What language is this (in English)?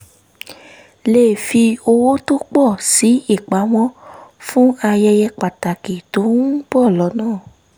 Yoruba